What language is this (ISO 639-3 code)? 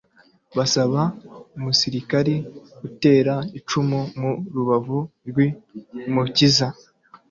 kin